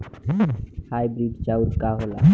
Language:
Bhojpuri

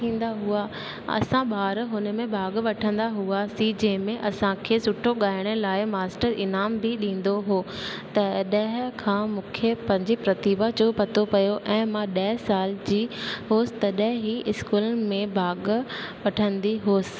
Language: Sindhi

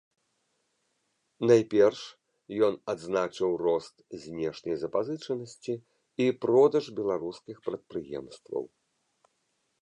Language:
Belarusian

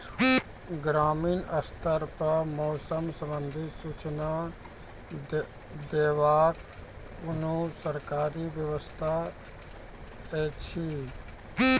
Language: Maithili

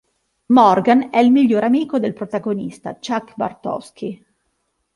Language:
Italian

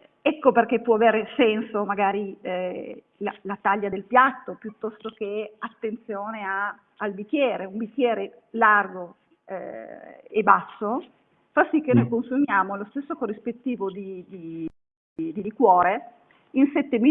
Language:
Italian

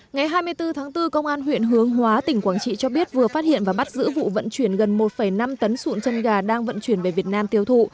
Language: Vietnamese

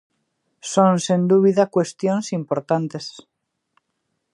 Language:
Galician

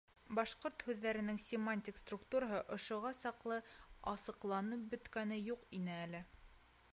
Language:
Bashkir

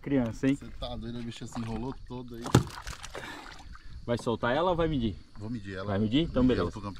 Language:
Portuguese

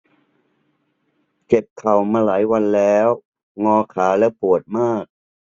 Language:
Thai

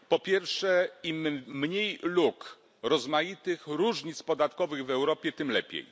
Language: Polish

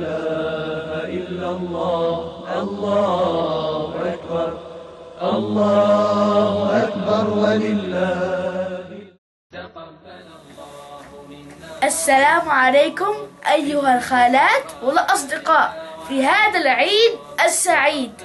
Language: Arabic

